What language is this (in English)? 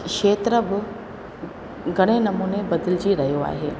Sindhi